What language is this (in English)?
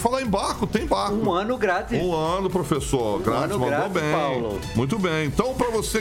Portuguese